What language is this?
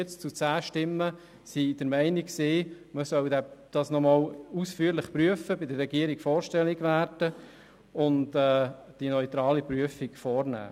Swiss German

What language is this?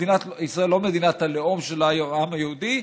Hebrew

